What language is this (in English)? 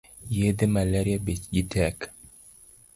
Luo (Kenya and Tanzania)